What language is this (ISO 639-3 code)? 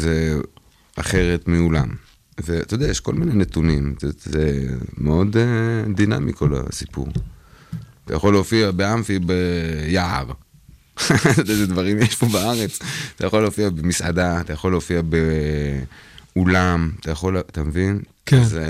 heb